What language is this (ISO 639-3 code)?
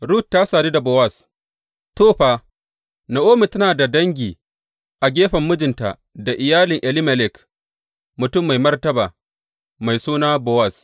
hau